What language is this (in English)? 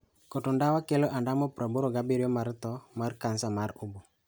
Luo (Kenya and Tanzania)